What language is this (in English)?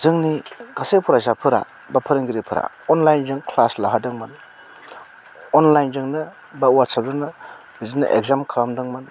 Bodo